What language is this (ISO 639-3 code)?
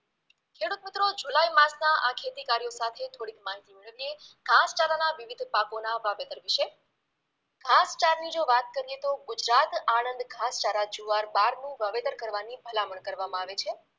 guj